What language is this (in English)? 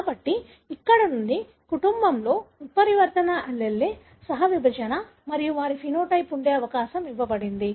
Telugu